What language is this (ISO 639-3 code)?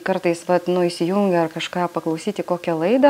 lit